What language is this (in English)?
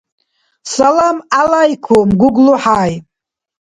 Dargwa